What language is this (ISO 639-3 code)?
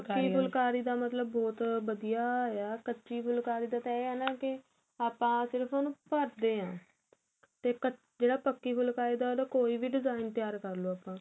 pan